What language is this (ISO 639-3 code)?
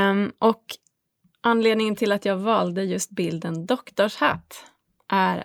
swe